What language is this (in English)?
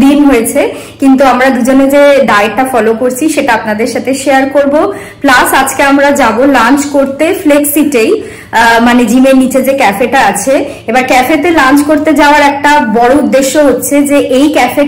Bangla